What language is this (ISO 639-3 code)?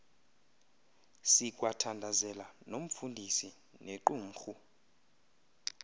xho